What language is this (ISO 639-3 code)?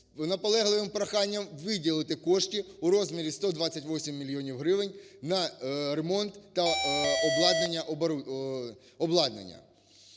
ukr